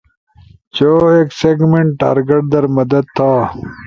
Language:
Ushojo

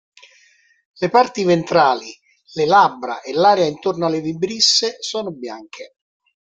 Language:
Italian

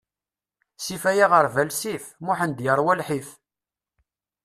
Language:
Kabyle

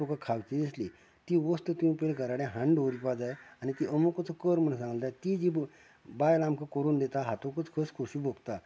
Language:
Konkani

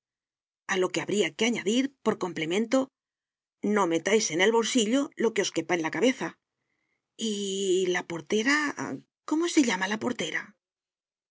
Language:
Spanish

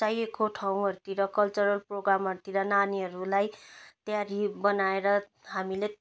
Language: Nepali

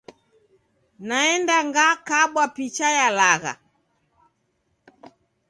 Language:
Taita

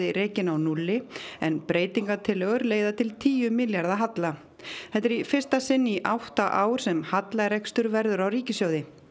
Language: Icelandic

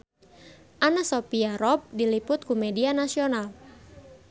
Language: Sundanese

